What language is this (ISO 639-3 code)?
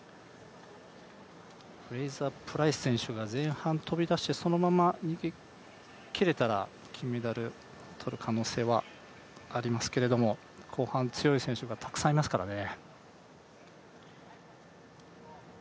jpn